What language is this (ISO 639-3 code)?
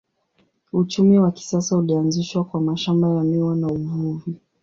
swa